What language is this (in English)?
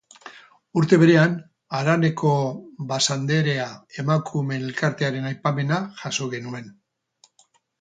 Basque